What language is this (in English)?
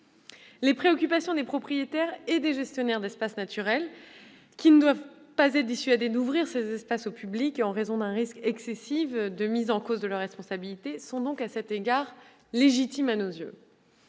French